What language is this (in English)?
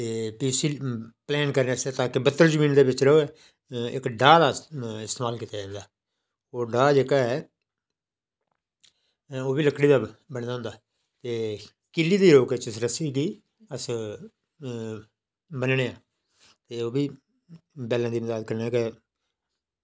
Dogri